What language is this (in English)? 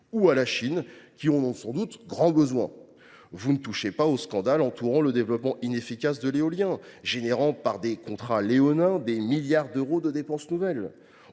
French